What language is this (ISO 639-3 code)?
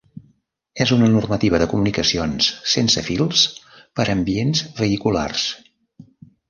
cat